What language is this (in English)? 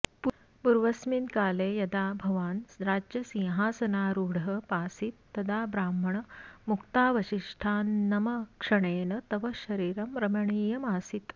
Sanskrit